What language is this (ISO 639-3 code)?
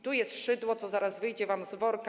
pol